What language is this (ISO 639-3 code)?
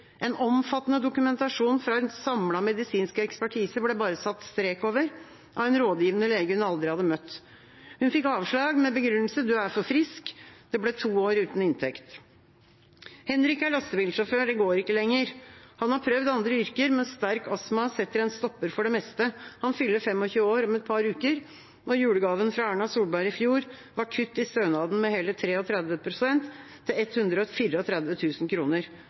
nob